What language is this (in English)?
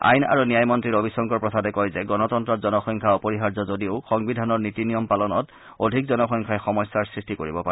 Assamese